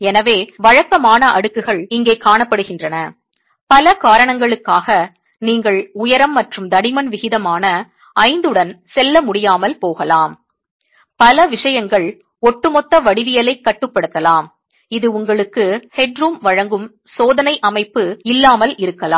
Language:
Tamil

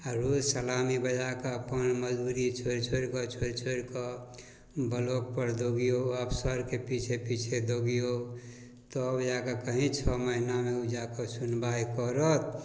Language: Maithili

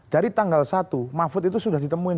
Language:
Indonesian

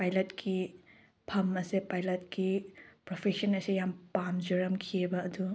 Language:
Manipuri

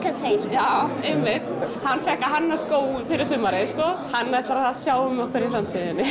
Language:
Icelandic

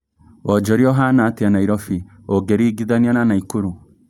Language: Kikuyu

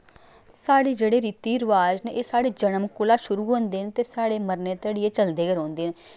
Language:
Dogri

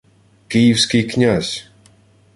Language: Ukrainian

